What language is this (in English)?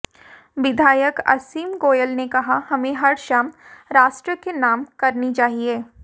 Hindi